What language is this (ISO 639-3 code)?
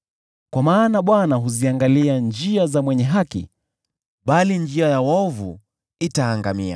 swa